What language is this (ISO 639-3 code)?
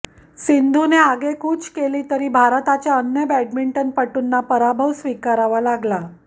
mar